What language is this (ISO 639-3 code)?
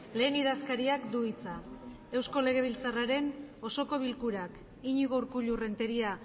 eus